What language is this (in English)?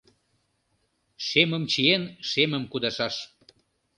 Mari